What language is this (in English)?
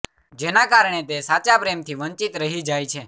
Gujarati